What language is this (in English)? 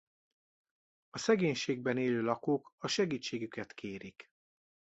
Hungarian